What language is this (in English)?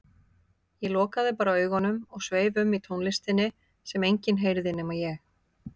Icelandic